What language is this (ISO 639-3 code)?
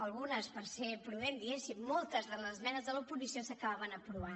cat